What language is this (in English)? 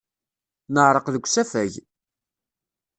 Kabyle